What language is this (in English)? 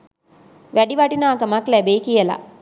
Sinhala